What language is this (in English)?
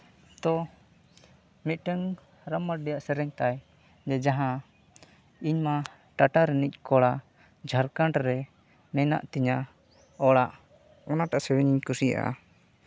Santali